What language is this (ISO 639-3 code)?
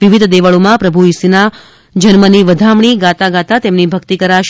guj